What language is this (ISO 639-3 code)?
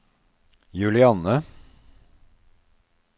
nor